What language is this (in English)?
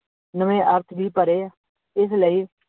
Punjabi